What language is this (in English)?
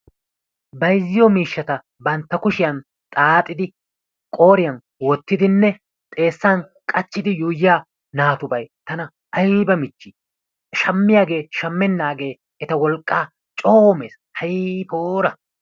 Wolaytta